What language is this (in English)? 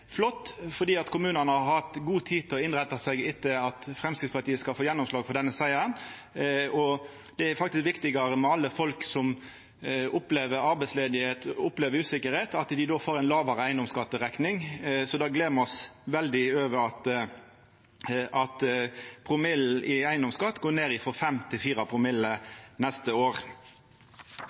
Norwegian Nynorsk